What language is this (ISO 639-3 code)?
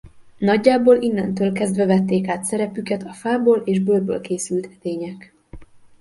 hun